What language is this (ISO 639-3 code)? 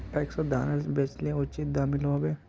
mag